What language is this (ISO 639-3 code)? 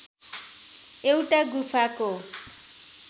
nep